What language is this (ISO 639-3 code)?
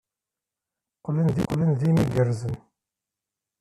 kab